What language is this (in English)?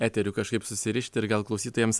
Lithuanian